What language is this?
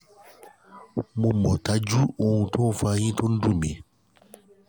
Yoruba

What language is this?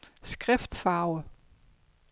Danish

